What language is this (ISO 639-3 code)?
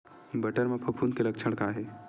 hne